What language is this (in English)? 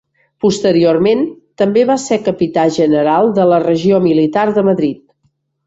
Catalan